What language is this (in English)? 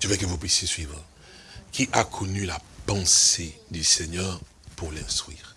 French